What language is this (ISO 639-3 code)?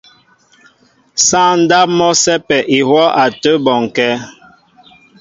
mbo